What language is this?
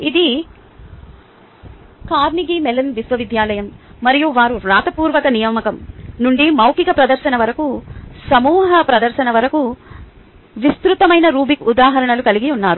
Telugu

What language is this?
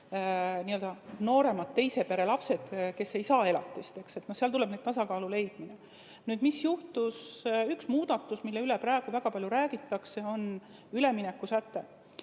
Estonian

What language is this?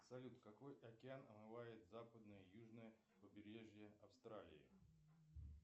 Russian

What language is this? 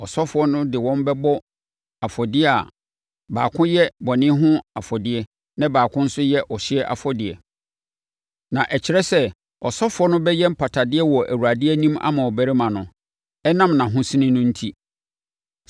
Akan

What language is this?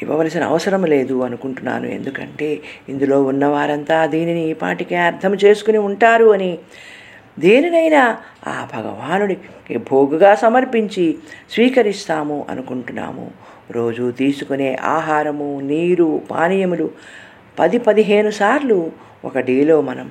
Telugu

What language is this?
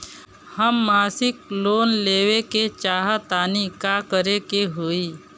Bhojpuri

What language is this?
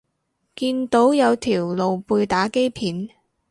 Cantonese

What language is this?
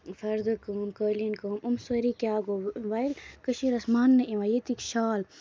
Kashmiri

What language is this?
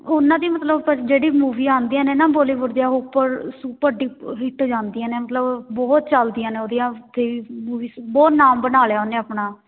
Punjabi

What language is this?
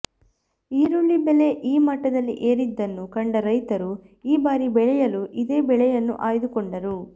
Kannada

